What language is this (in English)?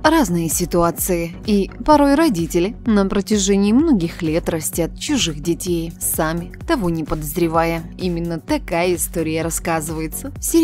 Russian